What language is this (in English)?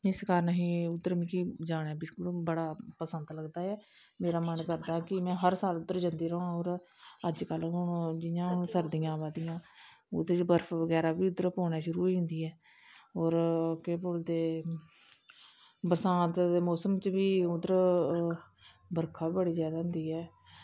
Dogri